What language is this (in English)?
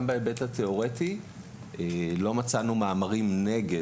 Hebrew